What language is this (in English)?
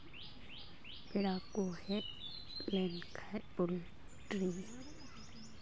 Santali